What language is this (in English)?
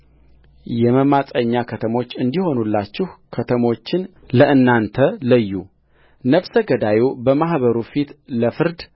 Amharic